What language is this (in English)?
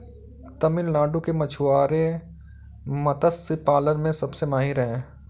Hindi